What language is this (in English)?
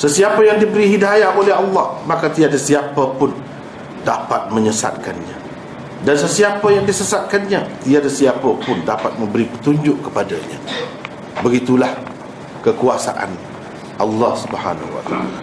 Malay